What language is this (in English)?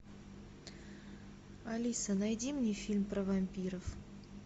Russian